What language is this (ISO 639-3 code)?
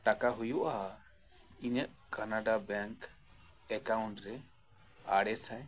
sat